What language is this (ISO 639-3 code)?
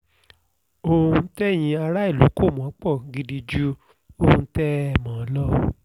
yor